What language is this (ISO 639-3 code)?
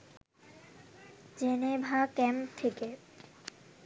ben